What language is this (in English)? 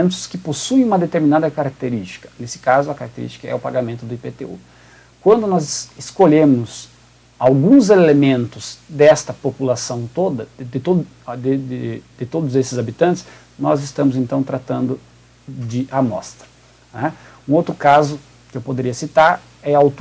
Portuguese